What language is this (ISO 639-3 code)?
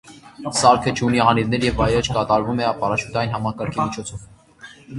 hye